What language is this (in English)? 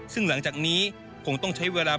Thai